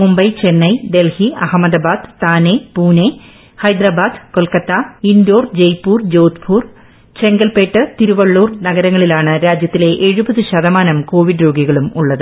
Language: Malayalam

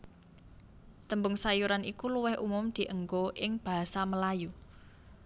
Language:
Javanese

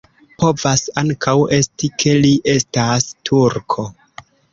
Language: Esperanto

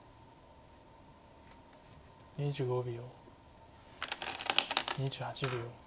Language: Japanese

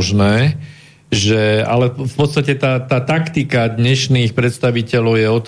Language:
Slovak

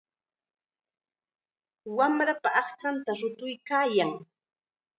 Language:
Chiquián Ancash Quechua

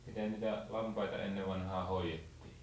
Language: Finnish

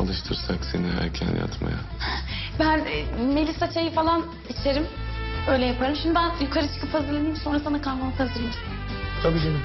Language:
Turkish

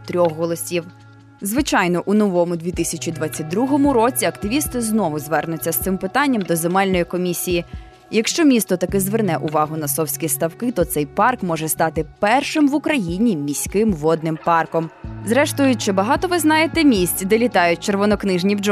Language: Ukrainian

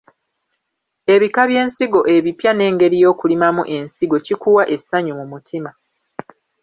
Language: Ganda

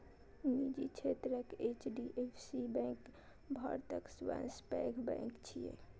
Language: Maithili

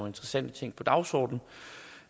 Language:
Danish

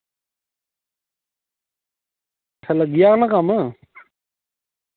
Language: Dogri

